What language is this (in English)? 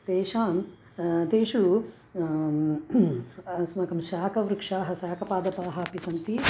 Sanskrit